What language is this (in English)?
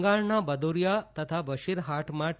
Gujarati